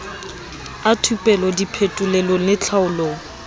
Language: Southern Sotho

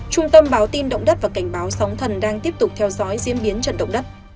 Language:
Vietnamese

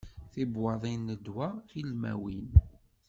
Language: Kabyle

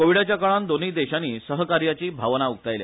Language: Konkani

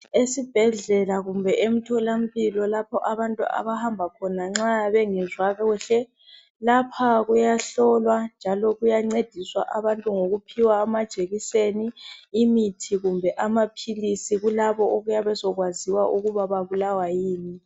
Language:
North Ndebele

